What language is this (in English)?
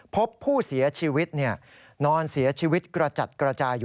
Thai